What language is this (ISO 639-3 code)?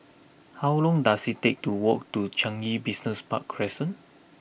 eng